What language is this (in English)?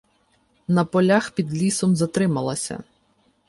Ukrainian